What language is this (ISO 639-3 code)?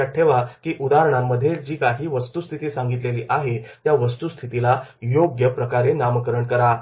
mar